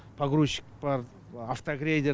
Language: Kazakh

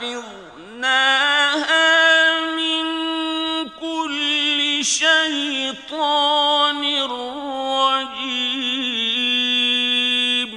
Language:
Arabic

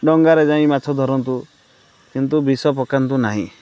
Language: Odia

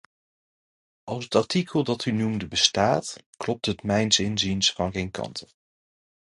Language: Dutch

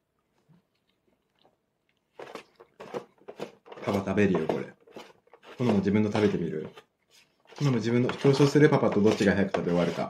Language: Japanese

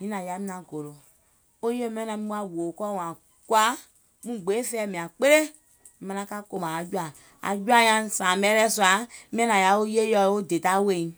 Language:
Gola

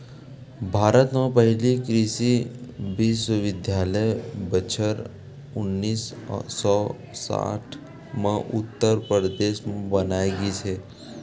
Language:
Chhattisgarhi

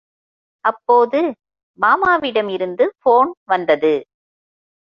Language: Tamil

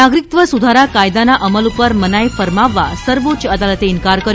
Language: Gujarati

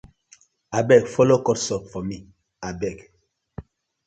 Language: Nigerian Pidgin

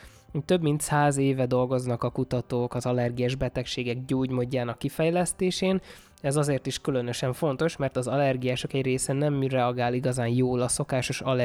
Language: Hungarian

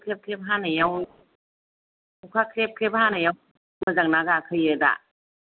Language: Bodo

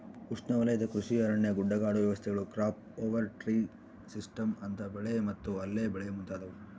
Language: Kannada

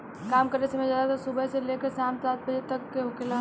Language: Bhojpuri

